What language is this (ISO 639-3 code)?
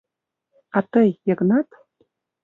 chm